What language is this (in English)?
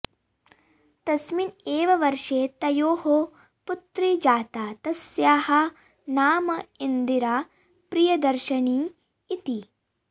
Sanskrit